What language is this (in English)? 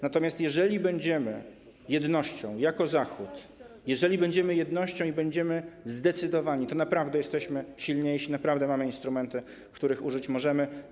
Polish